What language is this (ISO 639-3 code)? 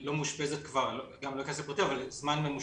heb